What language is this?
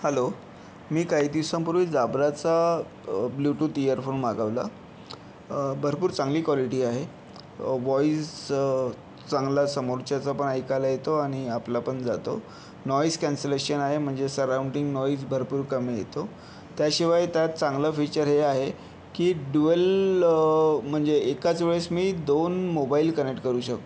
Marathi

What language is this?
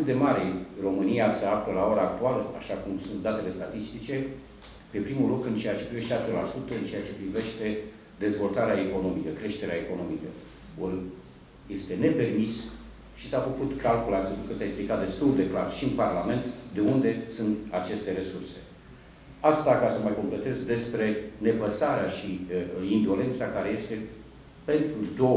Romanian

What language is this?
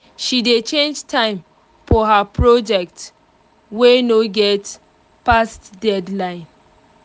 Nigerian Pidgin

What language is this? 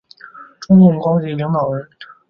Chinese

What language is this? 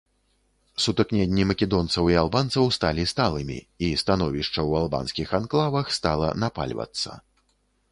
Belarusian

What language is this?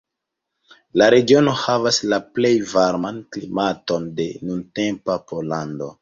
Esperanto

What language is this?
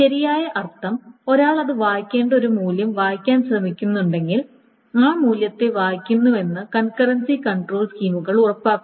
Malayalam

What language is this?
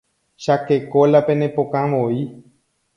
Guarani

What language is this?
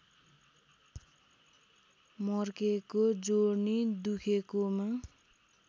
Nepali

